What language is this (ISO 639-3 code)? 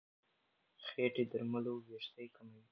pus